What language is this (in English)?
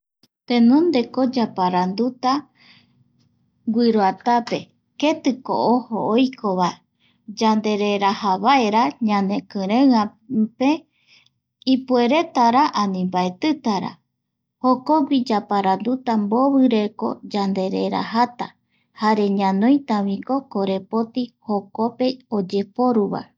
Eastern Bolivian Guaraní